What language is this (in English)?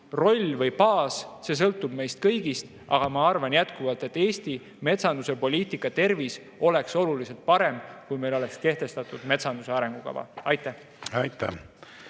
Estonian